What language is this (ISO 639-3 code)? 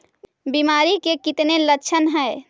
mag